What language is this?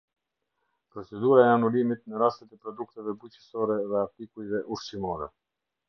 Albanian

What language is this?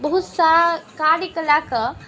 Maithili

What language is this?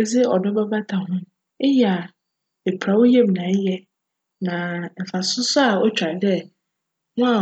Akan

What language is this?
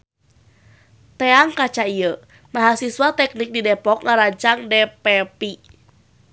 Sundanese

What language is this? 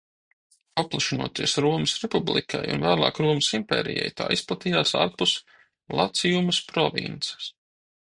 Latvian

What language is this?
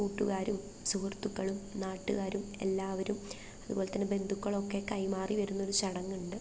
Malayalam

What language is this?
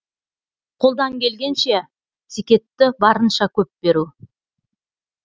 Kazakh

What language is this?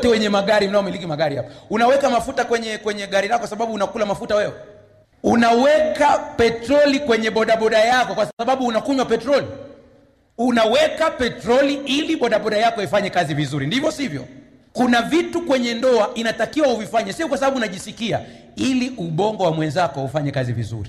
Swahili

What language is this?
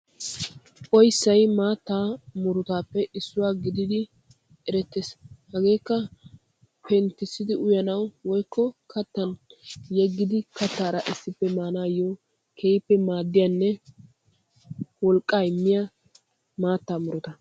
Wolaytta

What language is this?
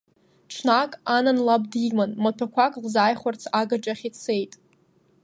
Abkhazian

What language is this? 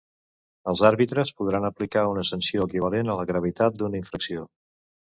Catalan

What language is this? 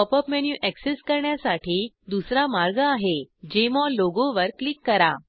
Marathi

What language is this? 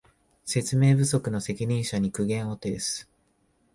Japanese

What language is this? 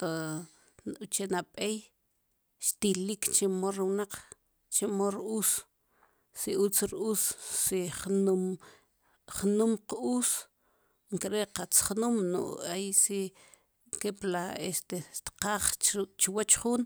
Sipacapense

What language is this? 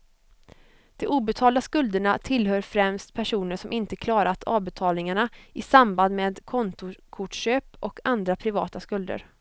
Swedish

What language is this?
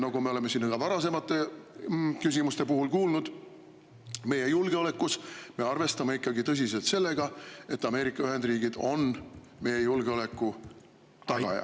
Estonian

